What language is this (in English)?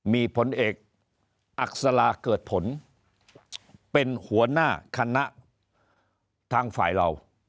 Thai